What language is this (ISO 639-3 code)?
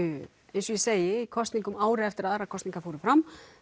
isl